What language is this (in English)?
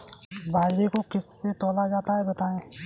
Hindi